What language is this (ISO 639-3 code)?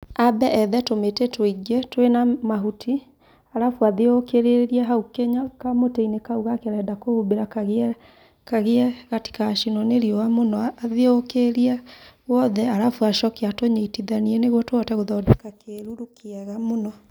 kik